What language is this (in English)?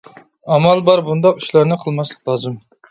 Uyghur